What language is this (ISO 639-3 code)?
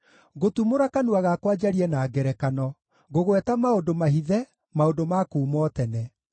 kik